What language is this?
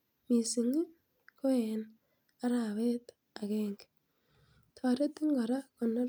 Kalenjin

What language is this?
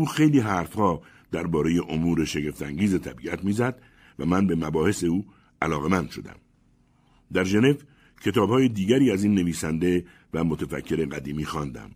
Persian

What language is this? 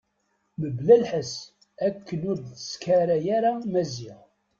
Kabyle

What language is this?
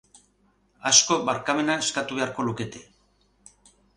Basque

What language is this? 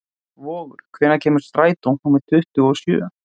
Icelandic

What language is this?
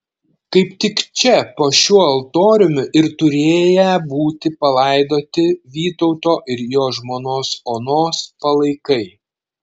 Lithuanian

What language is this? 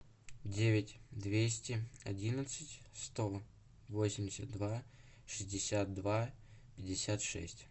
Russian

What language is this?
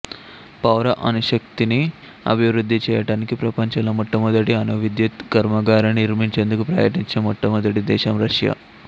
Telugu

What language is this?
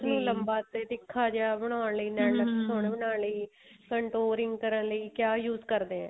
Punjabi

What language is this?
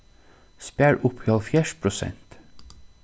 Faroese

